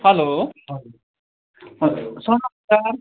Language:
Nepali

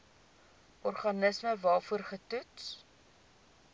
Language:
Afrikaans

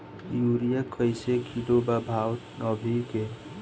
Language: Bhojpuri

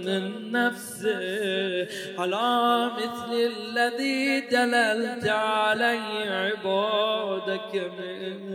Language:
Arabic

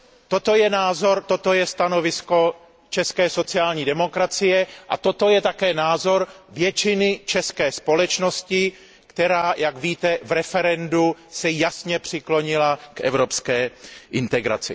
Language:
Czech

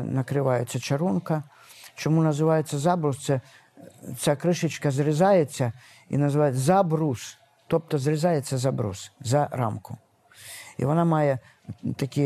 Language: Ukrainian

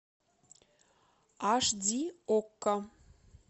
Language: Russian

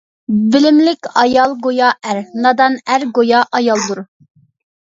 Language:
Uyghur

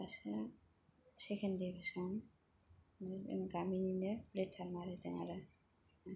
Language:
Bodo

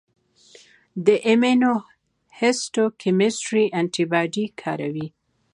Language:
Pashto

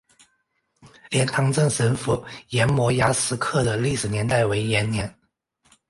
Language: Chinese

